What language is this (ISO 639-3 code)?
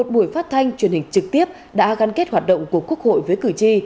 vie